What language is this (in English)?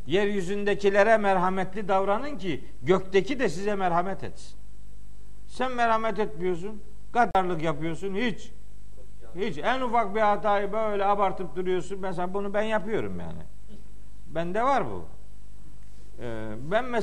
Turkish